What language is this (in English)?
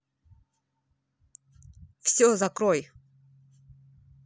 Russian